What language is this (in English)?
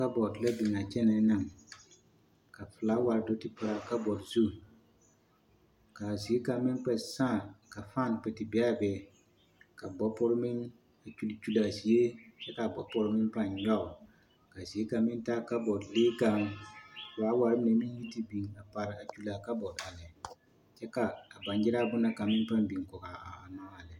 Southern Dagaare